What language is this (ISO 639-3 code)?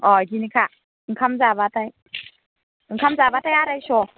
brx